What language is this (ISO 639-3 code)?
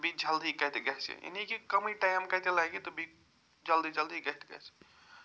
kas